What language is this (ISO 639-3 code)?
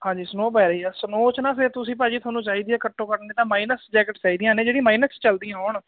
pan